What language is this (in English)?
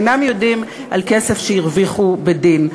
Hebrew